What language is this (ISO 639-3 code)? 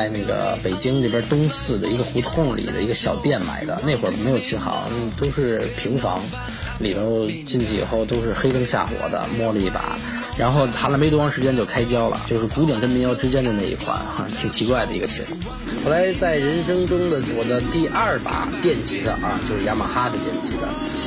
zho